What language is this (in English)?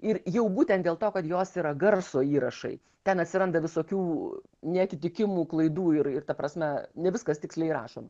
Lithuanian